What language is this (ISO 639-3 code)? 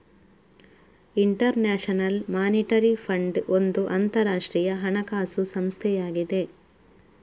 kan